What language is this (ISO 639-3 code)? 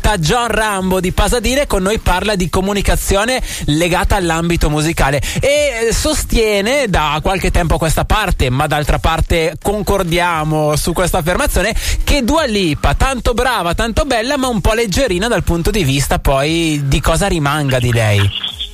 ita